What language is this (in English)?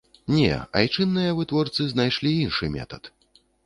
Belarusian